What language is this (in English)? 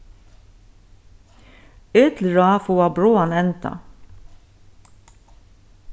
Faroese